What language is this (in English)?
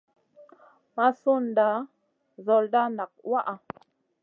Masana